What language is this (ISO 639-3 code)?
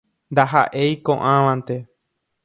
grn